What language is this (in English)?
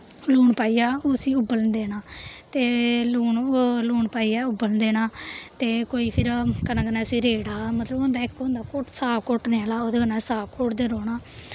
Dogri